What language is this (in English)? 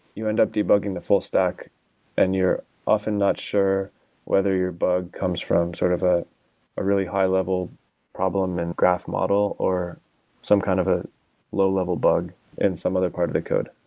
English